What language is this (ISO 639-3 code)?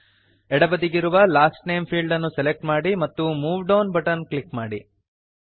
kan